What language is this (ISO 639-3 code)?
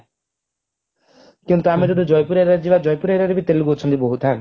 ori